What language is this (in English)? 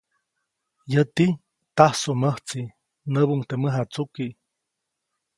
Copainalá Zoque